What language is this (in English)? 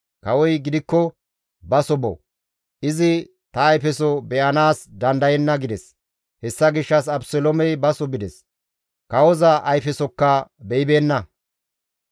Gamo